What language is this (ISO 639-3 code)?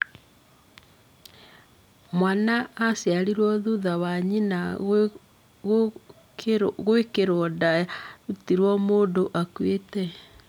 kik